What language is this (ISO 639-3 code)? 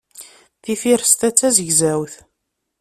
kab